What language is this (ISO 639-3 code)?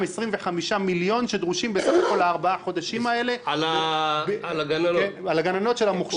heb